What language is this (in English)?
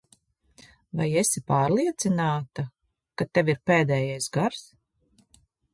Latvian